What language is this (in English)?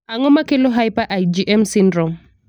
Luo (Kenya and Tanzania)